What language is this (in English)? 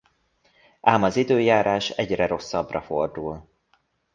Hungarian